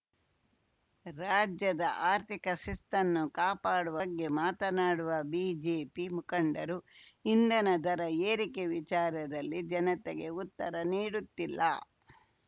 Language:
Kannada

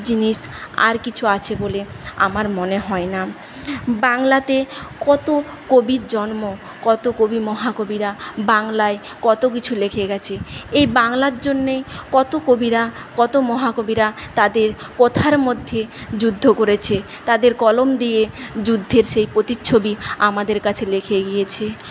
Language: Bangla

